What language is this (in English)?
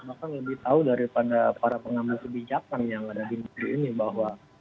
Indonesian